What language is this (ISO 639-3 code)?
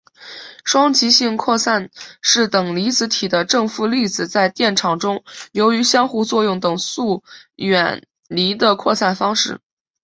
zho